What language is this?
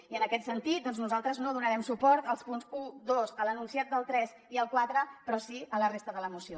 Catalan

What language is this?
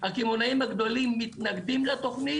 Hebrew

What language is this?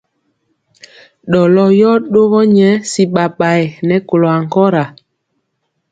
Mpiemo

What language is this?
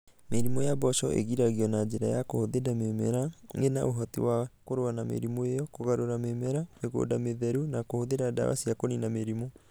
Kikuyu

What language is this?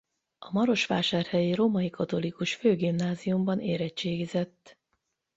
Hungarian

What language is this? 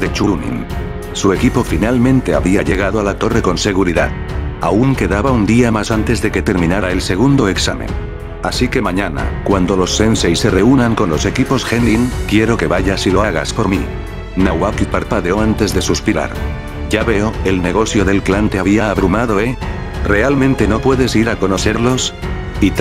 Spanish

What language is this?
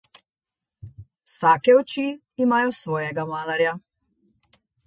Slovenian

